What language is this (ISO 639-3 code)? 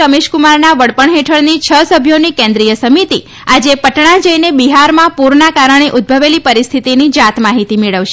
guj